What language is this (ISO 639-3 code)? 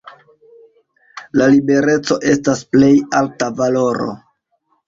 epo